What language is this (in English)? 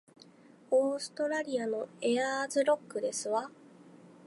Japanese